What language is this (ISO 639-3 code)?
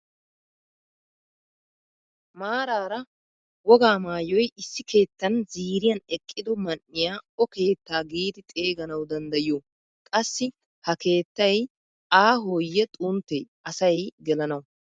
wal